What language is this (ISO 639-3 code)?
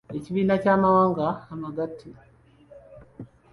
lug